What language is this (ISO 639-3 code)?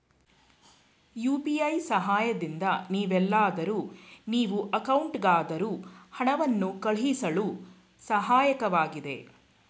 kan